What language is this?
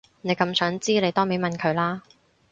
Cantonese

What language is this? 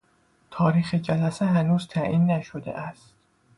Persian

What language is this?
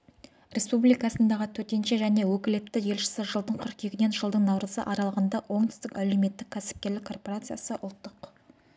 Kazakh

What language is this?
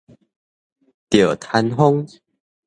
Min Nan Chinese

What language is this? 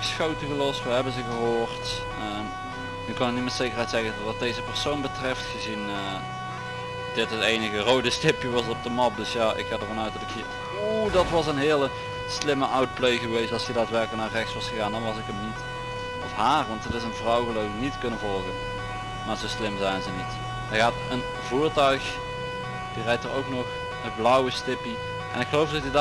Dutch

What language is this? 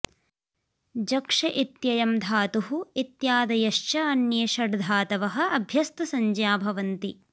Sanskrit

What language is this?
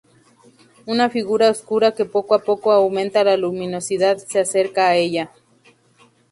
Spanish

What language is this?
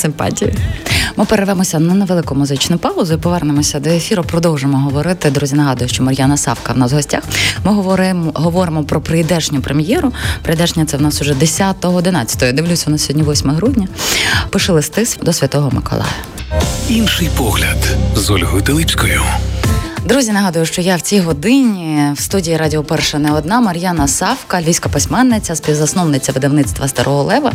Ukrainian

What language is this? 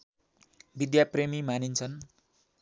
Nepali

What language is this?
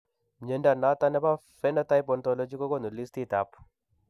Kalenjin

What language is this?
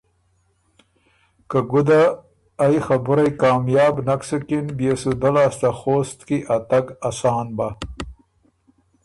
Ormuri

